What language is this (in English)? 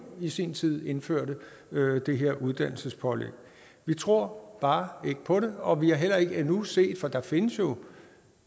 Danish